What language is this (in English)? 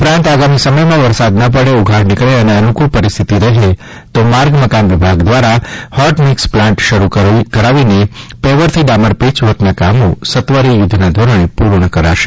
Gujarati